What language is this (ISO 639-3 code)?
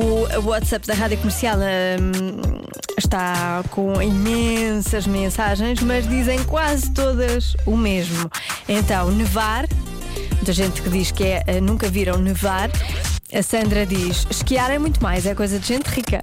por